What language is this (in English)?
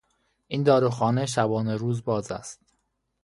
Persian